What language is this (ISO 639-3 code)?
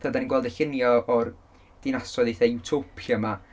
cym